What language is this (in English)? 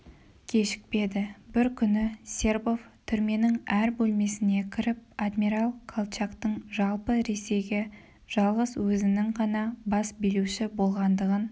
Kazakh